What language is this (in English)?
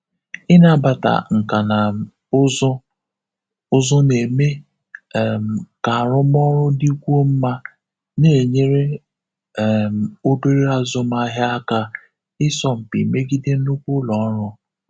Igbo